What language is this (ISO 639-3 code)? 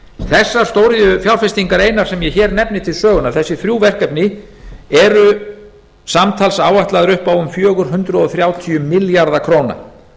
isl